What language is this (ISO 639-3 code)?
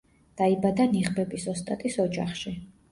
kat